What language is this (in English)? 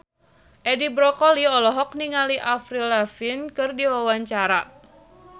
Sundanese